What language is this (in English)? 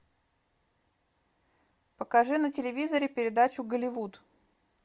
Russian